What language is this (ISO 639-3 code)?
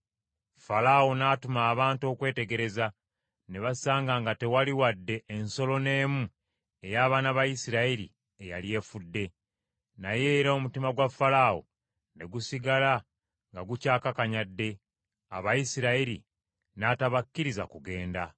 lug